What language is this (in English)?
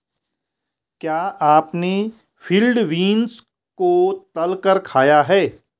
Hindi